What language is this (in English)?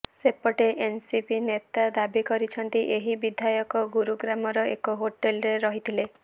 Odia